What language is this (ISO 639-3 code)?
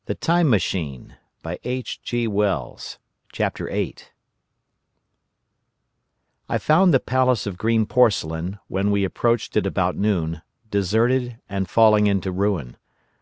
eng